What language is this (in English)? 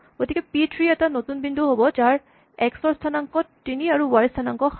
Assamese